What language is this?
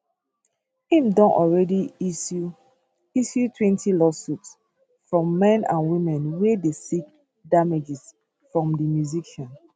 Nigerian Pidgin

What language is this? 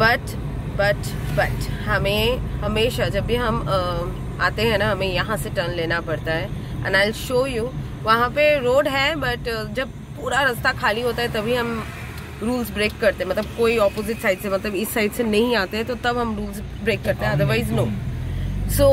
Hindi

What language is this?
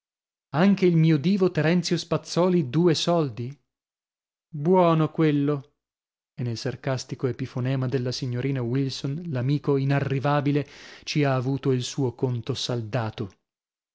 Italian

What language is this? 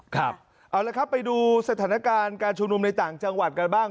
Thai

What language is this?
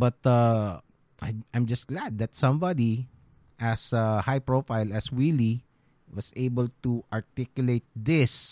Filipino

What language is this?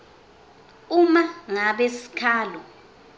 Swati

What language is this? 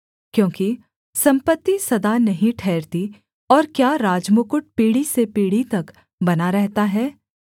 Hindi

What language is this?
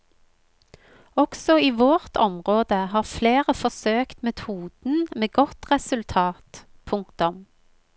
Norwegian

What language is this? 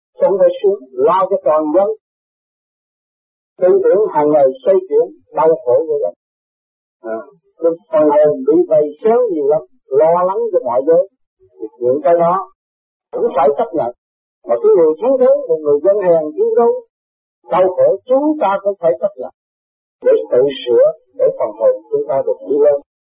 Vietnamese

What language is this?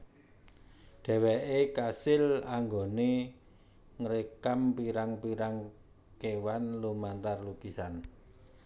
Javanese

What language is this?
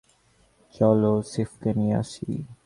Bangla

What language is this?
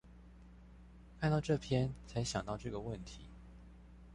Chinese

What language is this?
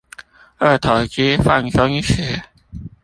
Chinese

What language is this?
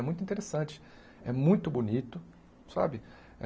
Portuguese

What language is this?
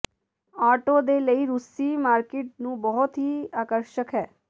Punjabi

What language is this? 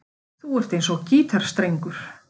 Icelandic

